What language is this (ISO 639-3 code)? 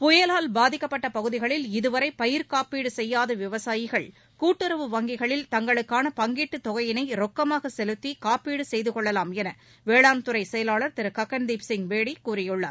tam